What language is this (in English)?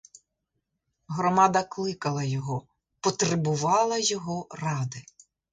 Ukrainian